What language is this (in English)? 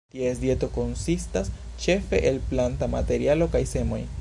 Esperanto